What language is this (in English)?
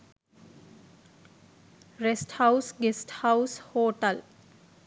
Sinhala